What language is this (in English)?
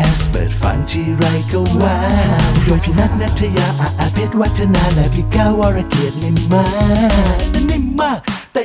Thai